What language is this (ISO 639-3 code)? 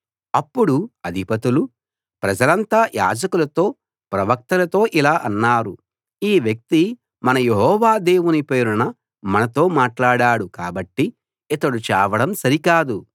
tel